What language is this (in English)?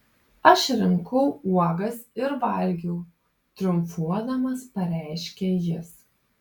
Lithuanian